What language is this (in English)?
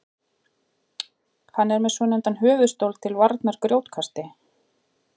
Icelandic